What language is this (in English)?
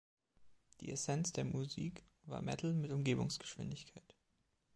German